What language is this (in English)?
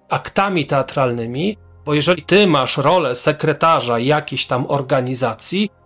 Polish